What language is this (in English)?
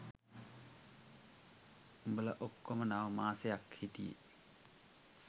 Sinhala